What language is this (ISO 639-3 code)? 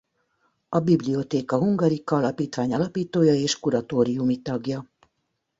hun